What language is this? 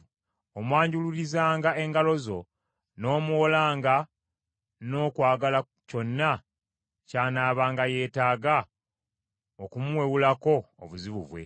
Ganda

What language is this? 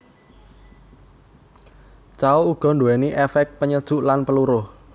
Javanese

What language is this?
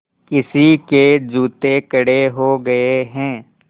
Hindi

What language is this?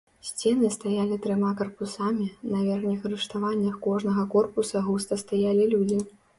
Belarusian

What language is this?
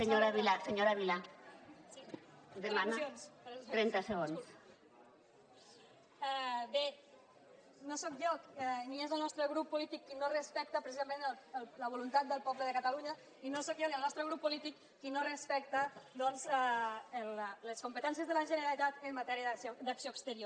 Catalan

